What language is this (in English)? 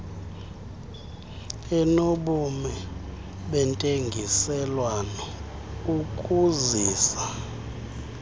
Xhosa